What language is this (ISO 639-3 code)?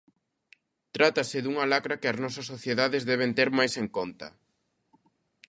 glg